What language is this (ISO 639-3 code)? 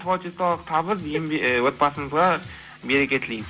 kaz